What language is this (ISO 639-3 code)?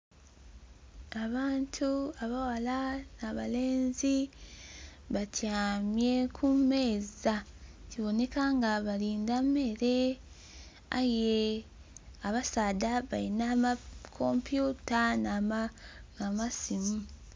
xog